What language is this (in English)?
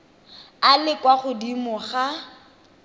Tswana